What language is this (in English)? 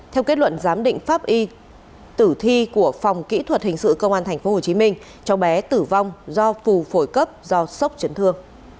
Vietnamese